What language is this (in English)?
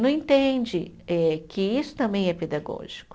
Portuguese